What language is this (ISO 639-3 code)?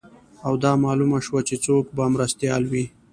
pus